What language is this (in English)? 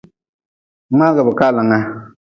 Nawdm